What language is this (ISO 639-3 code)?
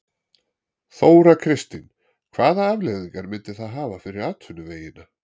isl